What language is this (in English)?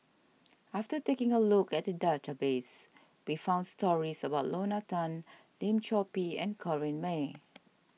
English